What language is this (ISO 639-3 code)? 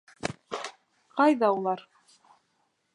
bak